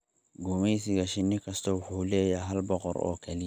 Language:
Somali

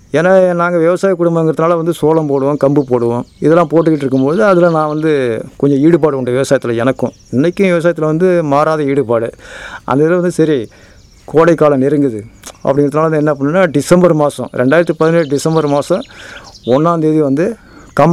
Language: Tamil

